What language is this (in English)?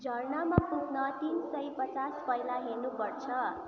Nepali